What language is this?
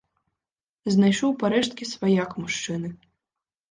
Belarusian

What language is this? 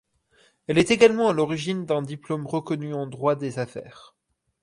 French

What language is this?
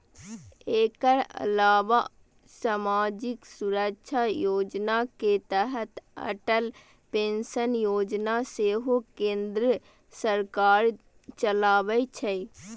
Maithili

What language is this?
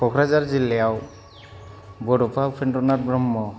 Bodo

